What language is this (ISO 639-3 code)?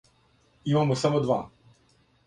srp